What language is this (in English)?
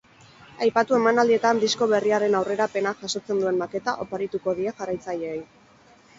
Basque